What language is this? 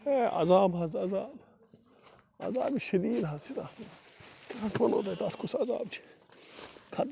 Kashmiri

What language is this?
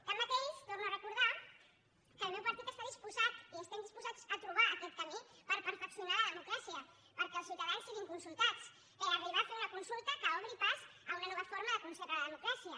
Catalan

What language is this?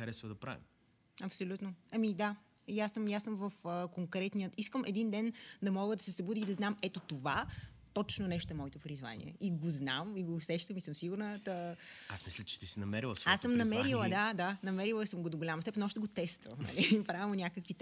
Bulgarian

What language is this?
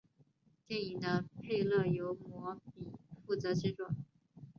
Chinese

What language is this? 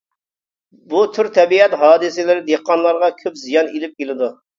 Uyghur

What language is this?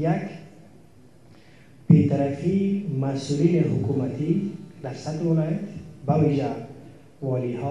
Persian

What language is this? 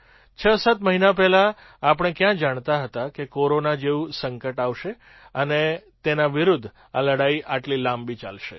Gujarati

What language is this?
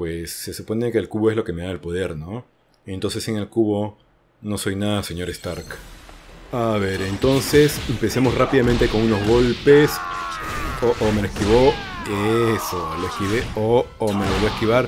Spanish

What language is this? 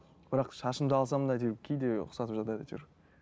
Kazakh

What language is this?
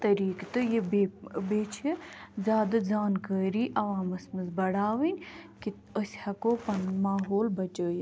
Kashmiri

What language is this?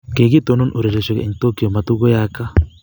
Kalenjin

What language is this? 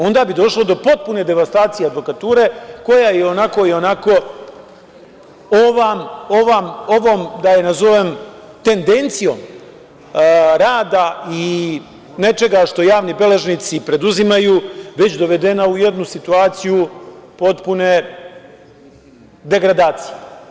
Serbian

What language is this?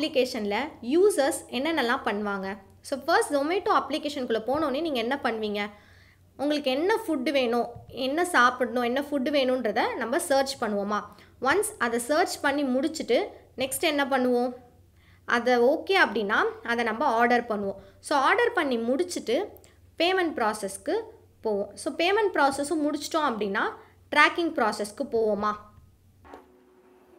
Tamil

